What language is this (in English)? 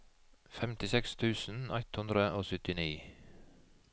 Norwegian